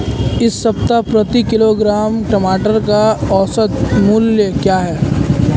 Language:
Hindi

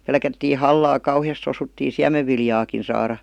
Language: Finnish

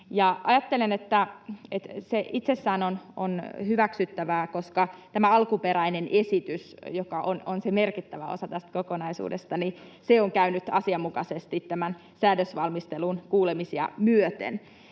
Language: Finnish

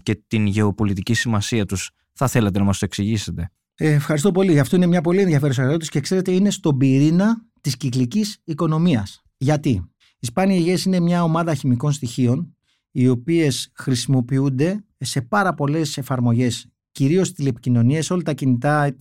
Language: Greek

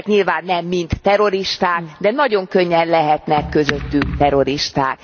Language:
Hungarian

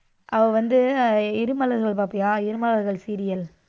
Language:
Tamil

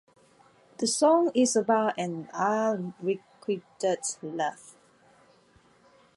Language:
English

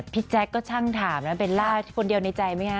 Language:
Thai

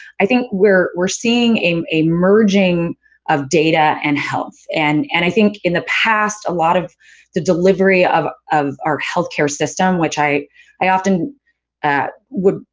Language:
English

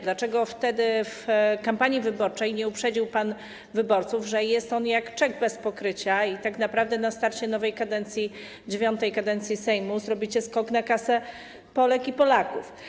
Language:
Polish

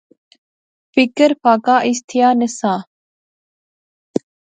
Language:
Pahari-Potwari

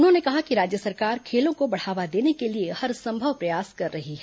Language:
Hindi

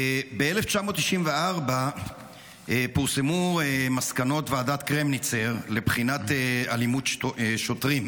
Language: Hebrew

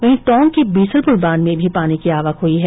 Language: Hindi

